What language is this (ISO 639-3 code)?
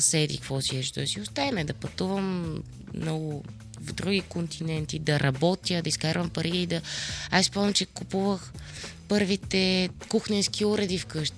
bul